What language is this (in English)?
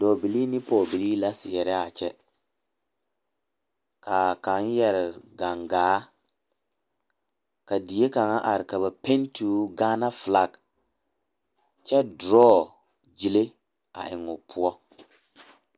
Southern Dagaare